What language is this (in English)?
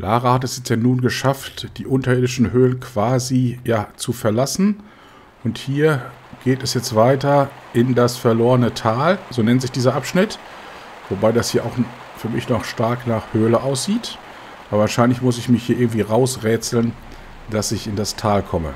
German